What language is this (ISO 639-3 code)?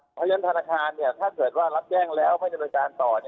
tha